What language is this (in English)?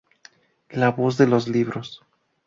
Spanish